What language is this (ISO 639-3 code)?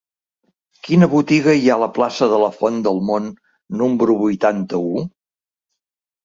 cat